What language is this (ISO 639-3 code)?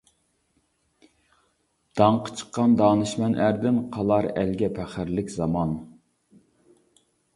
uig